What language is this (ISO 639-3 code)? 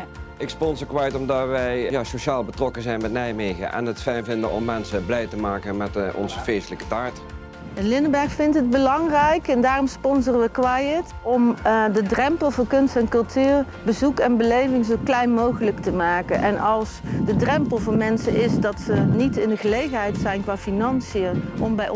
nld